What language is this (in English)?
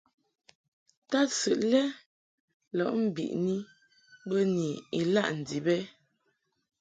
Mungaka